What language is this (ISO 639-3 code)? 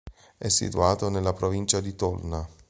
ita